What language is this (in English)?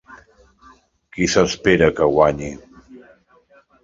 Catalan